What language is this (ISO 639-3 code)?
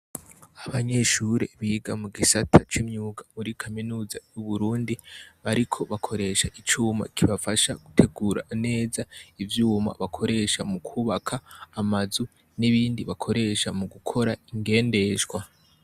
run